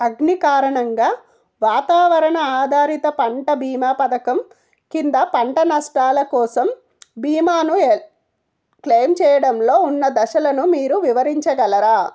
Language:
Telugu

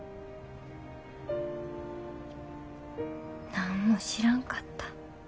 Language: Japanese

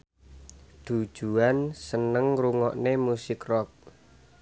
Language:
Javanese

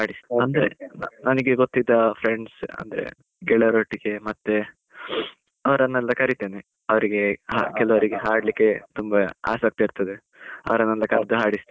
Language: Kannada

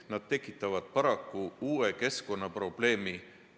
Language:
Estonian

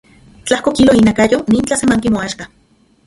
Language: Central Puebla Nahuatl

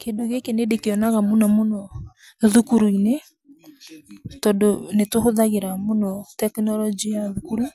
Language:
Kikuyu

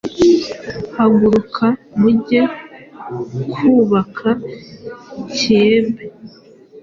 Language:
Kinyarwanda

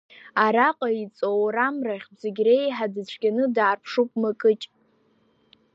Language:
Abkhazian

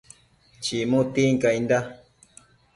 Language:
Matsés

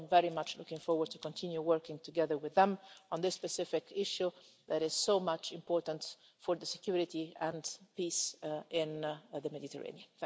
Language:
English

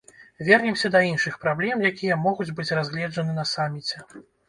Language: Belarusian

